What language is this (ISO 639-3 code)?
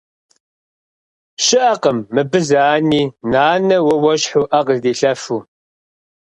kbd